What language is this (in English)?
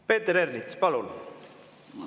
Estonian